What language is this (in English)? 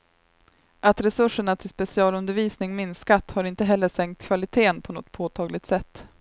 Swedish